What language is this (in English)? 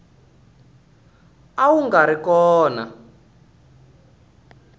Tsonga